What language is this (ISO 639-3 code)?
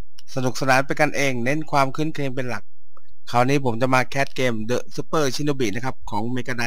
tha